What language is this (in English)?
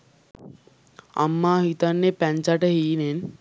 Sinhala